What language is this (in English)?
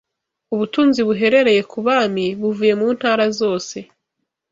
Kinyarwanda